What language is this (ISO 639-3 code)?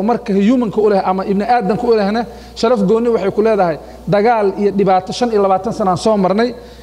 ara